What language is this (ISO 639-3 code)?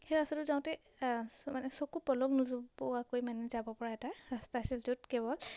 asm